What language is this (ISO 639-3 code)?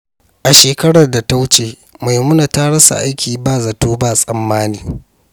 hau